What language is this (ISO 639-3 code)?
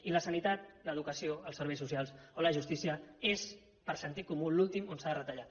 cat